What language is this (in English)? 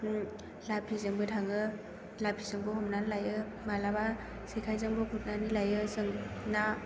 Bodo